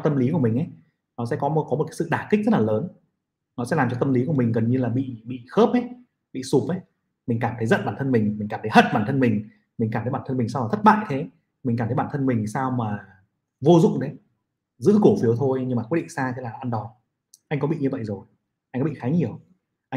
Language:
Vietnamese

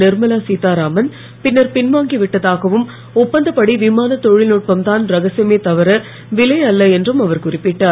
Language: Tamil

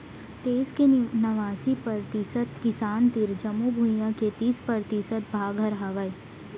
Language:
Chhattisgarhi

